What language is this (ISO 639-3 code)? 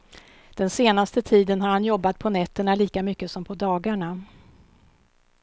swe